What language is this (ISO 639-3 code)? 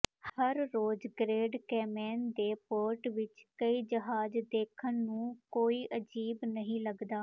pan